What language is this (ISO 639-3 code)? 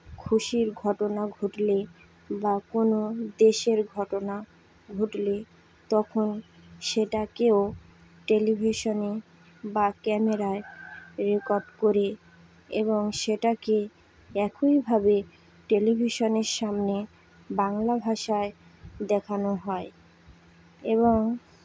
ben